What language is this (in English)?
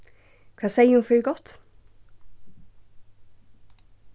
Faroese